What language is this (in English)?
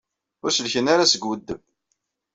Kabyle